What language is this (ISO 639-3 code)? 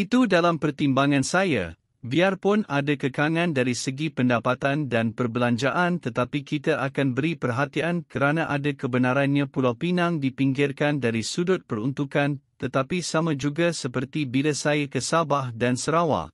msa